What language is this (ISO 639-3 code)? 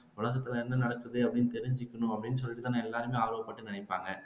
tam